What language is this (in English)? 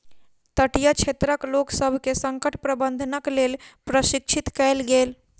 Maithili